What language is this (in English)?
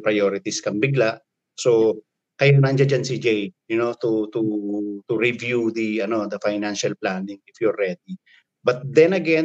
Filipino